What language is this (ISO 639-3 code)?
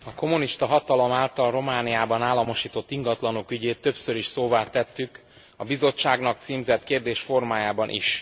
hun